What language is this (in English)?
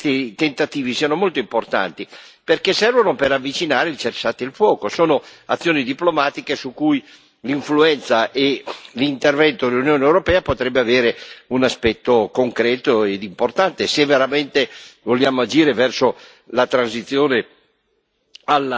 Italian